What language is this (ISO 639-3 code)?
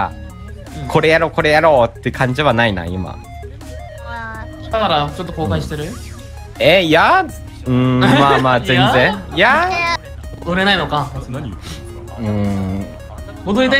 jpn